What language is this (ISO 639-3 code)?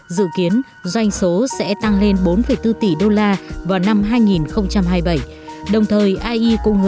vie